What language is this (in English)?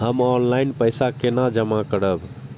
Maithili